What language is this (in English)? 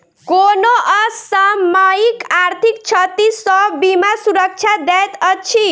Maithili